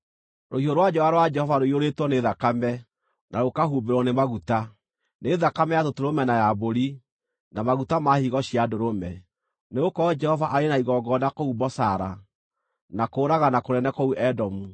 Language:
Kikuyu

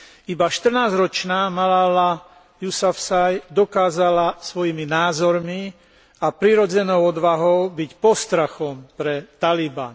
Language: Slovak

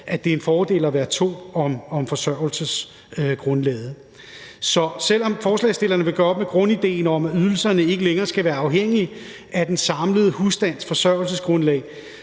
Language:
Danish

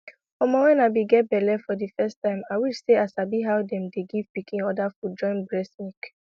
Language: Nigerian Pidgin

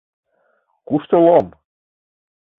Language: Mari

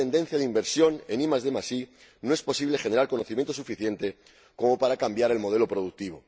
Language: Spanish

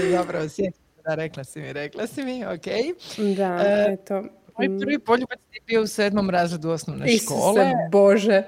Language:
Croatian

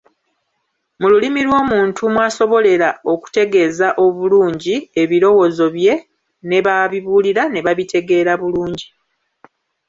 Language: Ganda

